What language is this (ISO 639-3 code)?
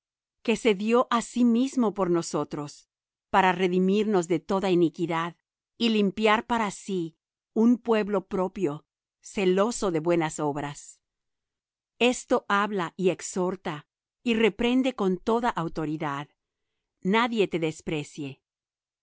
spa